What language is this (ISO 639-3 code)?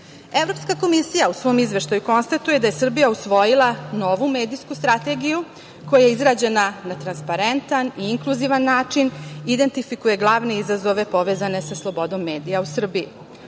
srp